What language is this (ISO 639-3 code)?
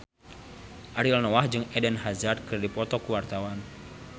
sun